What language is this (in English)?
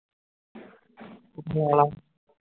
Punjabi